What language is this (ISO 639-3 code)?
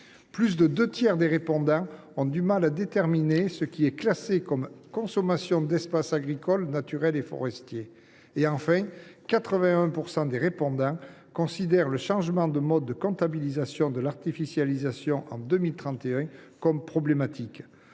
fra